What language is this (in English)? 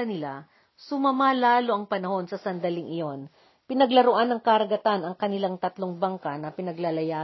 Filipino